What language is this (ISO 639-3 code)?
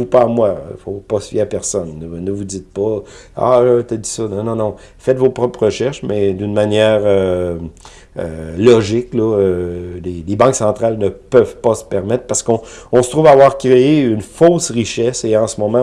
fra